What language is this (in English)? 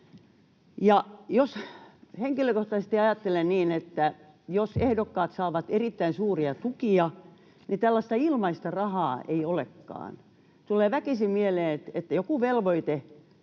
Finnish